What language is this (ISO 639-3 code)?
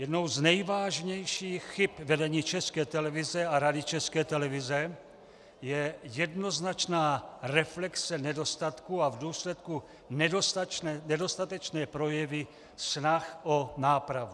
ces